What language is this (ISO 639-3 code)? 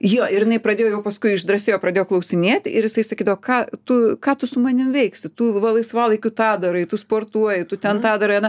lit